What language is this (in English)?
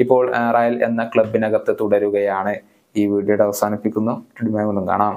Malayalam